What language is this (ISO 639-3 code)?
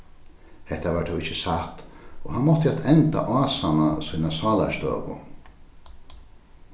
fao